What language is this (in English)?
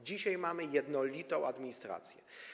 Polish